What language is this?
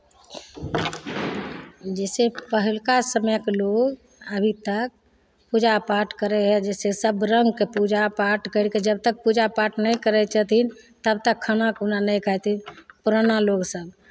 Maithili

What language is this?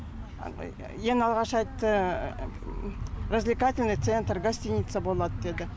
Kazakh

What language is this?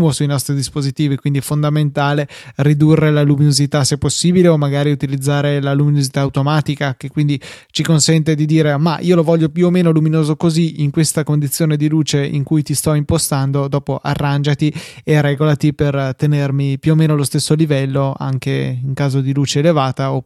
Italian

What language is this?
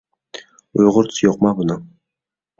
Uyghur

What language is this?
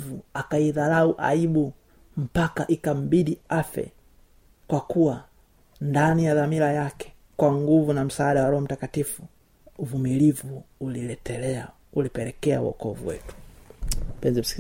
Swahili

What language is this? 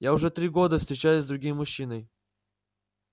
Russian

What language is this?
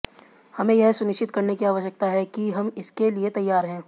Hindi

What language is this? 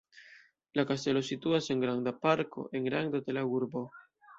Esperanto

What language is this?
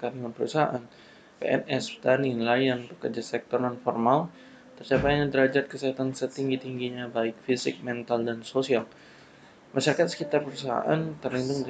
Indonesian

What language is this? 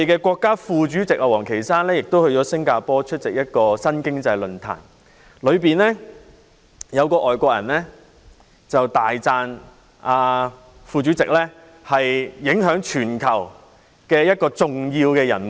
Cantonese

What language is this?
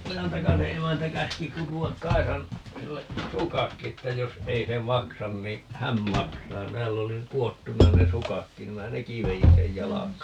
Finnish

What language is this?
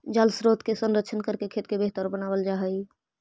Magahi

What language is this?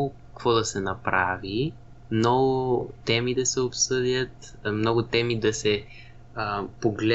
Bulgarian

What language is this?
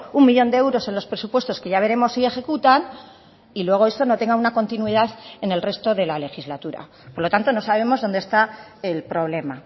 Spanish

